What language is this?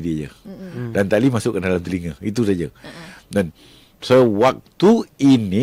Malay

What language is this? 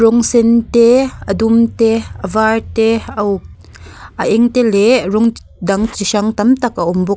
Mizo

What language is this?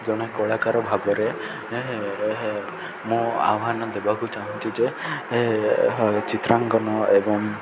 Odia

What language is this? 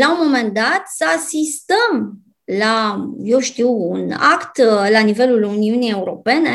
Romanian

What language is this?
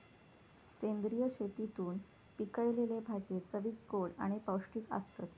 Marathi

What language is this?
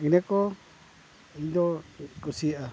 Santali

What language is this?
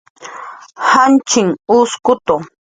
Jaqaru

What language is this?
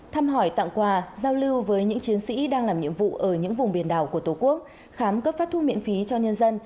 Vietnamese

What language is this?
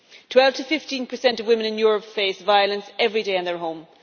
English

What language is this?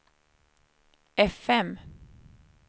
Swedish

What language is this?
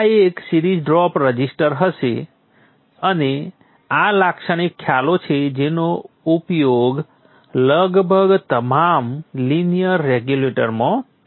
Gujarati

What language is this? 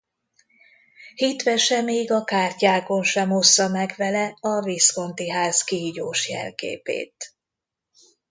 Hungarian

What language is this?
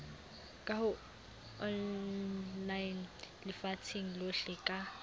Southern Sotho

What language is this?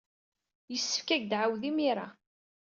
Kabyle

